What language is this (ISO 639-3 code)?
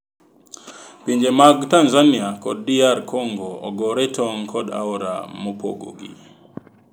luo